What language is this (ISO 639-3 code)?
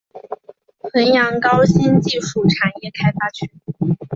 zho